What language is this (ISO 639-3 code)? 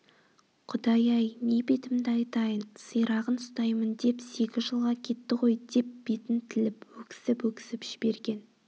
kaz